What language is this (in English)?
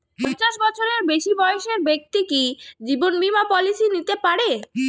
Bangla